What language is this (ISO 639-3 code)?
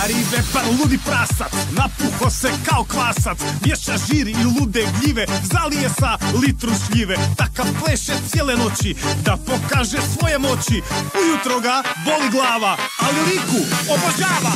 hrv